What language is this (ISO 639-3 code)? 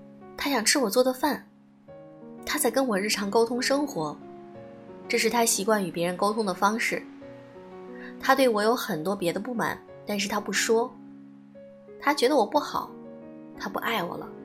zho